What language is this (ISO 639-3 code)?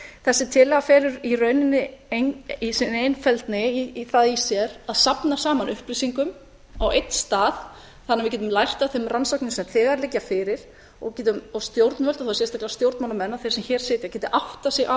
isl